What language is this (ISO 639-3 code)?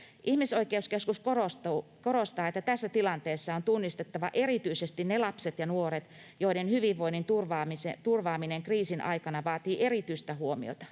fin